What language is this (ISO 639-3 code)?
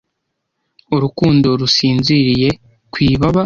kin